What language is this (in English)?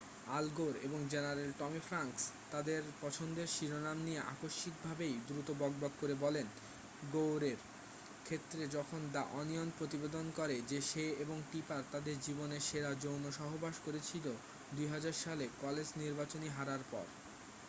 Bangla